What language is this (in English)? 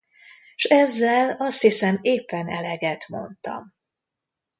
Hungarian